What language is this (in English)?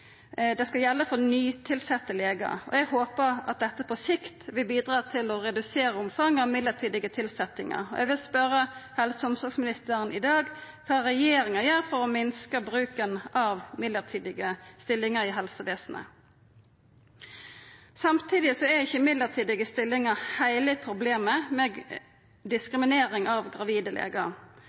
Norwegian Nynorsk